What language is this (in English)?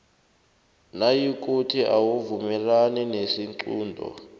South Ndebele